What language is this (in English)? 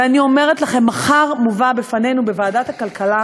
Hebrew